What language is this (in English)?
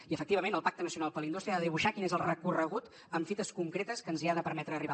Catalan